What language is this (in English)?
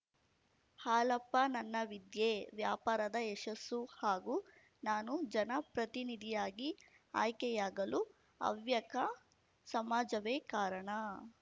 Kannada